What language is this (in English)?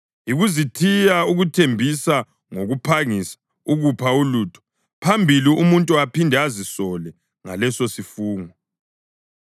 North Ndebele